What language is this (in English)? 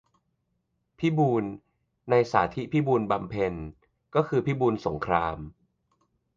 Thai